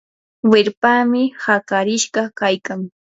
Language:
Yanahuanca Pasco Quechua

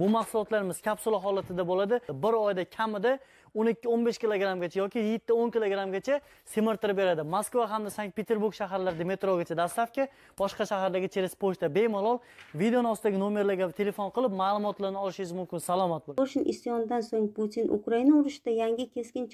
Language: Turkish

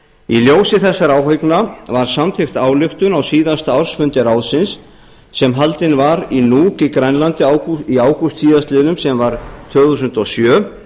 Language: Icelandic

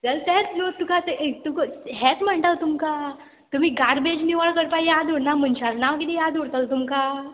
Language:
Konkani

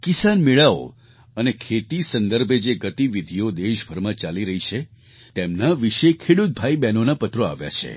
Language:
Gujarati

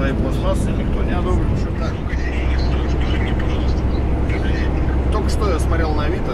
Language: Russian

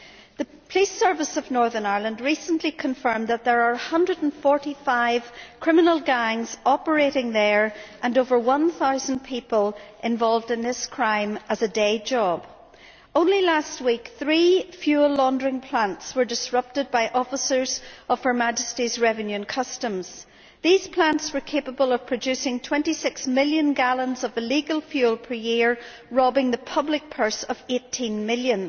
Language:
English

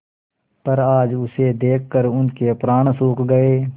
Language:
Hindi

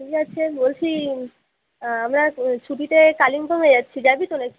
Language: Bangla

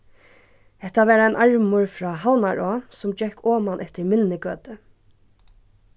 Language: Faroese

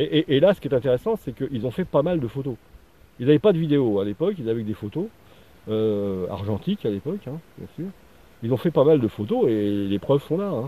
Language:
French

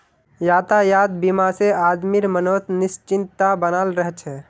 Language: Magahi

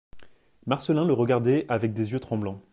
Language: French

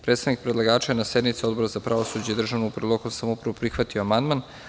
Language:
Serbian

